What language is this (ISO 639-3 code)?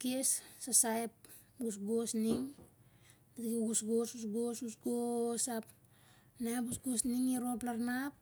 sjr